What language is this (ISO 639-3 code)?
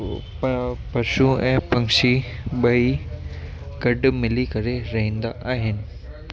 snd